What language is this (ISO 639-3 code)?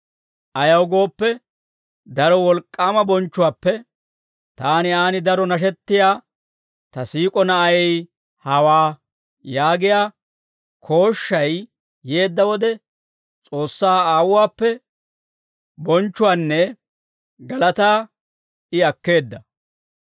dwr